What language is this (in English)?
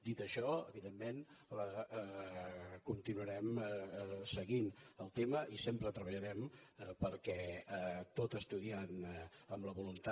Catalan